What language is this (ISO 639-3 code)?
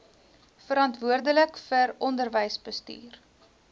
afr